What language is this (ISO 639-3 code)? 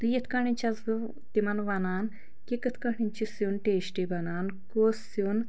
kas